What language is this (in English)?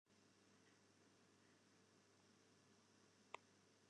Western Frisian